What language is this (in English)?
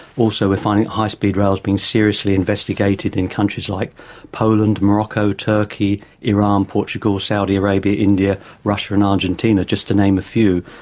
English